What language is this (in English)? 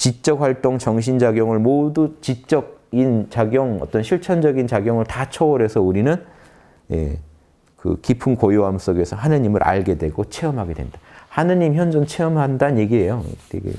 Korean